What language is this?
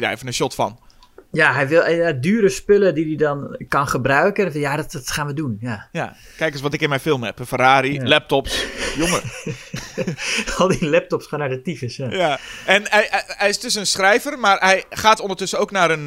Dutch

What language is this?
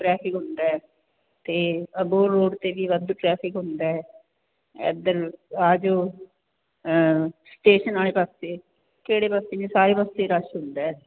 Punjabi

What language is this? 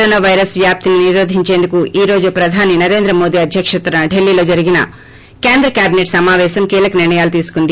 Telugu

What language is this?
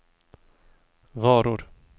Swedish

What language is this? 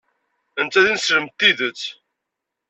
Kabyle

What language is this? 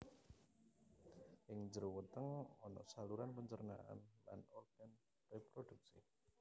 Javanese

